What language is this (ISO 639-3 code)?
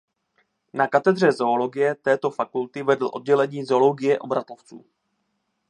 ces